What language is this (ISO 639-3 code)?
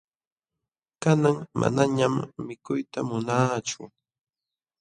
qxw